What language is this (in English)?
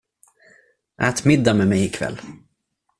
Swedish